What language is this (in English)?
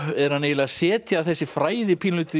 Icelandic